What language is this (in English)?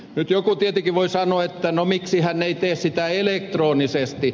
Finnish